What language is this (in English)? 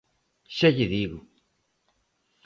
Galician